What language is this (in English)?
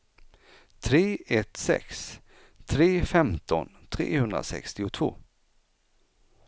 Swedish